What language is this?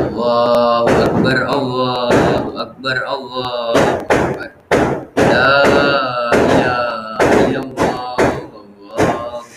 Malay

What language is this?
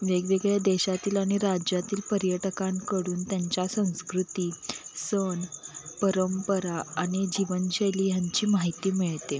Marathi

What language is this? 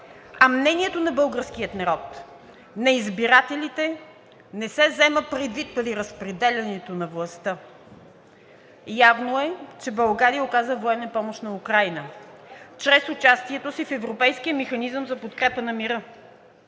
Bulgarian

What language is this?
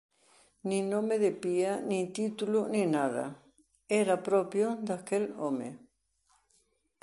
Galician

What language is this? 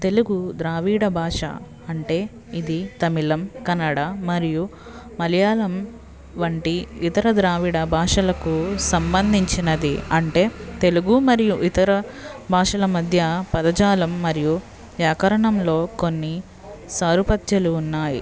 Telugu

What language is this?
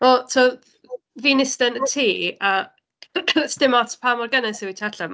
Welsh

